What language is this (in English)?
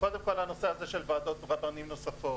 Hebrew